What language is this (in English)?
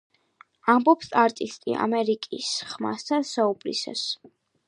Georgian